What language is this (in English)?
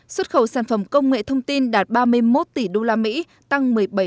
Vietnamese